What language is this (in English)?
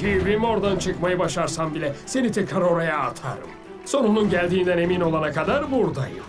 Turkish